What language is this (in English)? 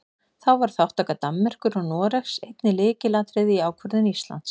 Icelandic